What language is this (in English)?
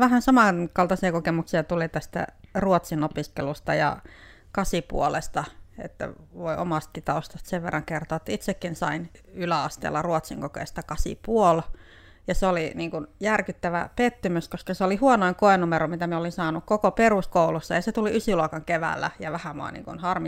Finnish